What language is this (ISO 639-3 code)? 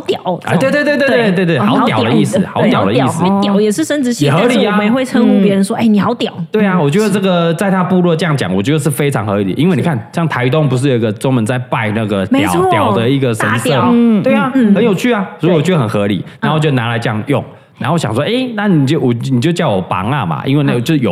zho